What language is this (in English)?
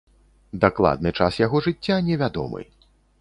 Belarusian